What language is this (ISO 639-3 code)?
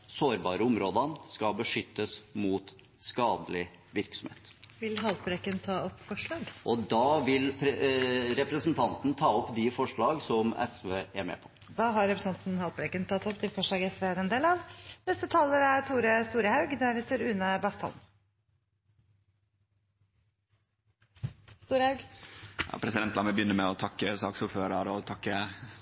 nor